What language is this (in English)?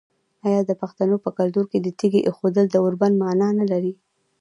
Pashto